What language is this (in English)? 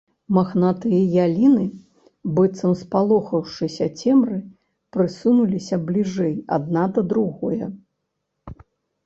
Belarusian